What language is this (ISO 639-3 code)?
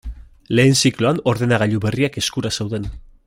eus